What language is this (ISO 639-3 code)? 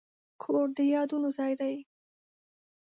pus